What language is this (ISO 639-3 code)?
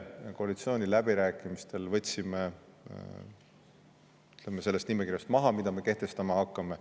est